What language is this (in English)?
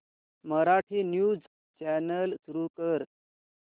Marathi